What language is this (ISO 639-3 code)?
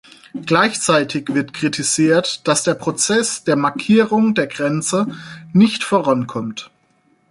deu